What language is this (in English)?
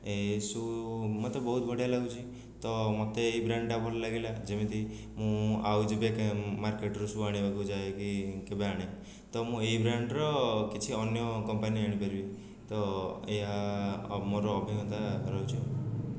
Odia